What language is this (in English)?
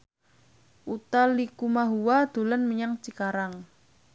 Javanese